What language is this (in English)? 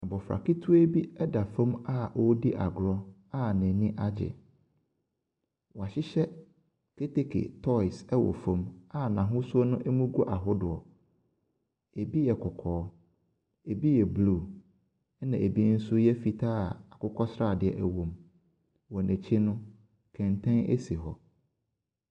Akan